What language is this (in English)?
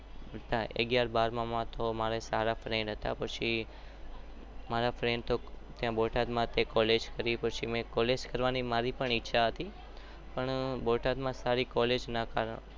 Gujarati